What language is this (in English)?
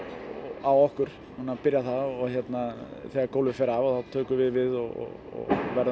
Icelandic